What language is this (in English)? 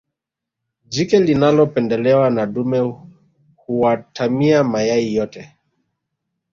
Swahili